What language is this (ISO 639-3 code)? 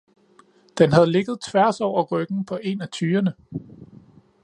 dan